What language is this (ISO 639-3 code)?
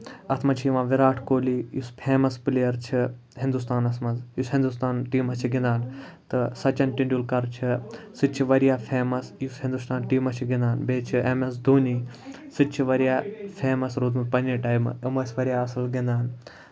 kas